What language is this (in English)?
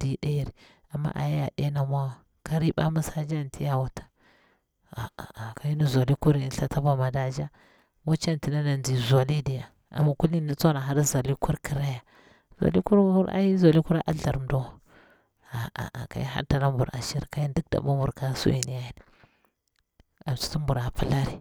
Bura-Pabir